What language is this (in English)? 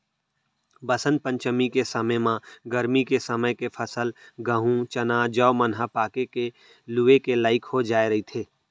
Chhattisgarhi